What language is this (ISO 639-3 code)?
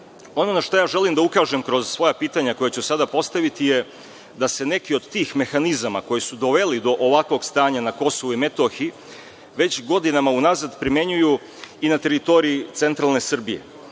srp